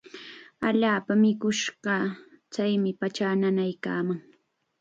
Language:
Chiquián Ancash Quechua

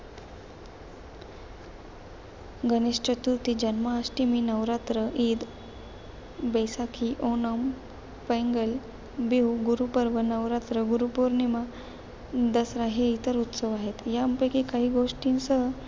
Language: Marathi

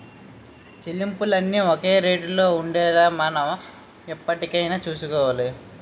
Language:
Telugu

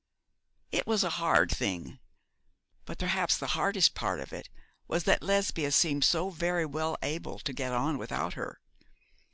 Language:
English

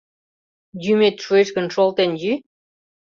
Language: Mari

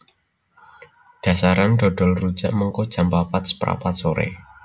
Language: Javanese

